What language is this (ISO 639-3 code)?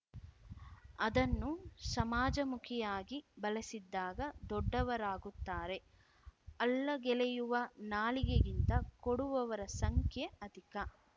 kan